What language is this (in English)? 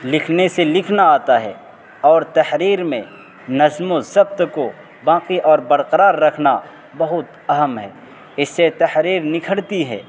Urdu